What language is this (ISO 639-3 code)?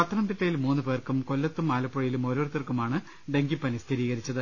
mal